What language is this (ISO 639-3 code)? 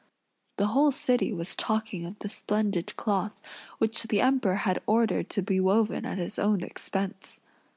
eng